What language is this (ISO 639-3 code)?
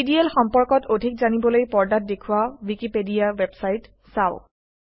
asm